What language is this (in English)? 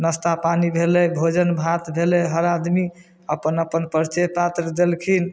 Maithili